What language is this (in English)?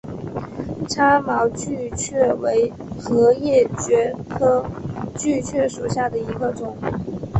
Chinese